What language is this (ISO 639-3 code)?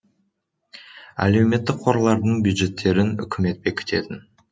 kaz